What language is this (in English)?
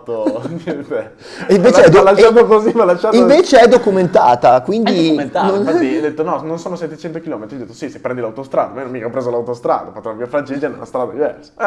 Italian